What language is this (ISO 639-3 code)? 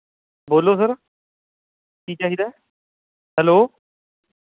pan